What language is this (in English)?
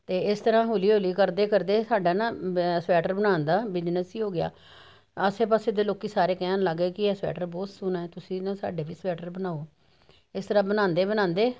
Punjabi